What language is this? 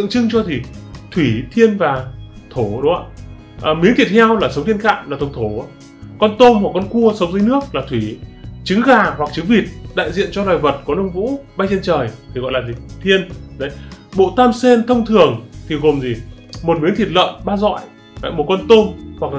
Vietnamese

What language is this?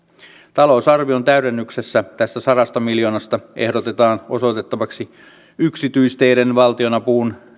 Finnish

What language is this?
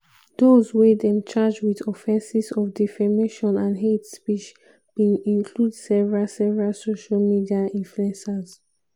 Nigerian Pidgin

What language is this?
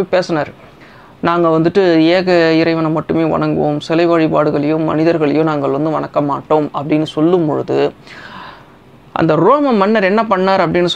Indonesian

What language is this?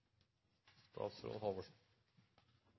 Norwegian Nynorsk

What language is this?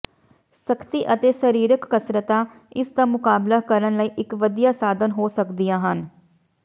Punjabi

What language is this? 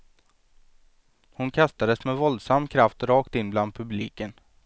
Swedish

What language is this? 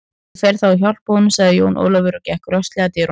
Icelandic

